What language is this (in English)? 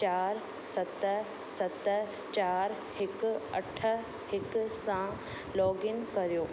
Sindhi